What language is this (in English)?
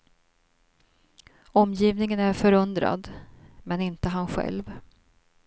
Swedish